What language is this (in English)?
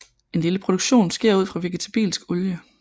Danish